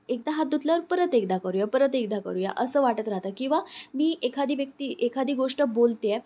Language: Marathi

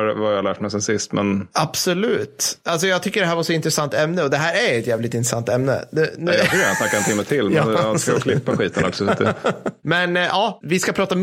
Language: Swedish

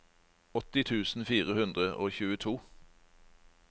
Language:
Norwegian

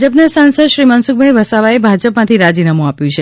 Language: Gujarati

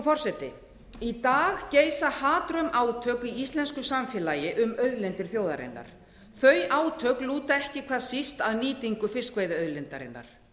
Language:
Icelandic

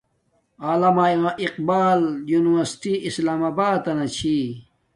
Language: Domaaki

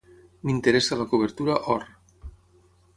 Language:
Catalan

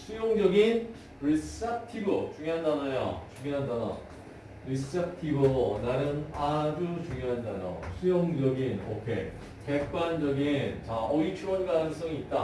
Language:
Korean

